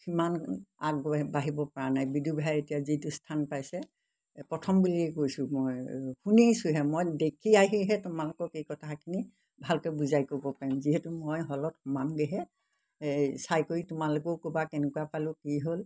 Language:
Assamese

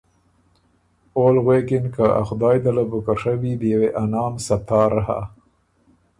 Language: Ormuri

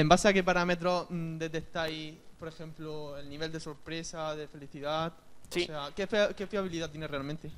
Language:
Spanish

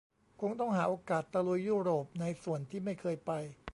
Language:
Thai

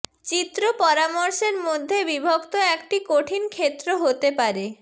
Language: Bangla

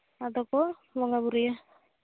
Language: Santali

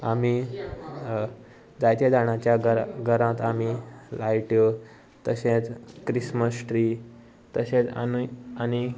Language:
Konkani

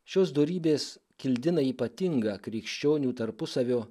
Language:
Lithuanian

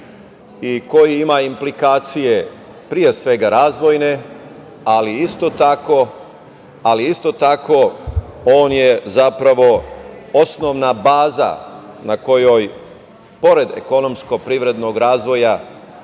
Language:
Serbian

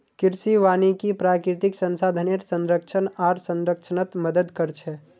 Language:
Magahi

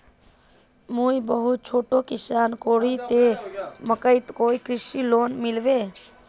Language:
Magahi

